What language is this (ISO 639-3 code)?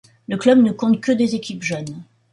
fra